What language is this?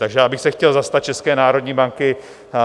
Czech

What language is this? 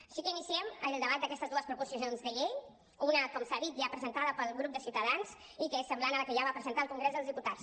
Catalan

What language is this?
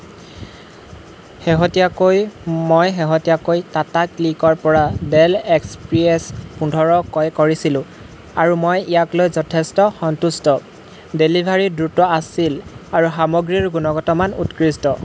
Assamese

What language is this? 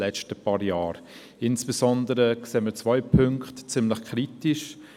Swiss German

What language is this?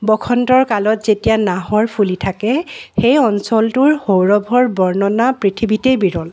Assamese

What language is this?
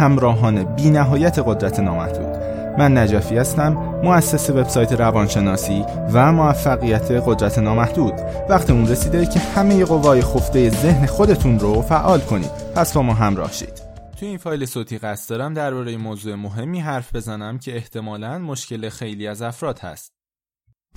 Persian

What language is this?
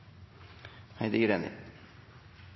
Norwegian Nynorsk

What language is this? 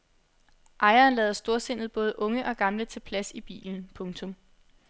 Danish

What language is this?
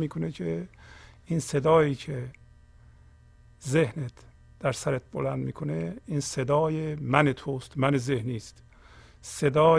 Persian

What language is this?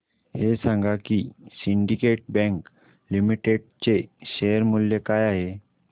Marathi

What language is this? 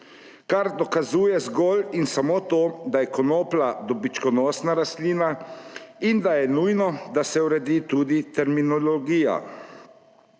Slovenian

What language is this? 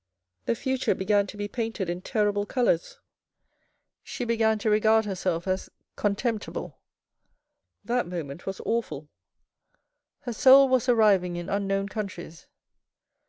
English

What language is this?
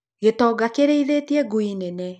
Kikuyu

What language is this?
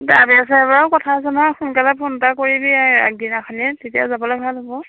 Assamese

